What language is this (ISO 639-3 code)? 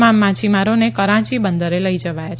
guj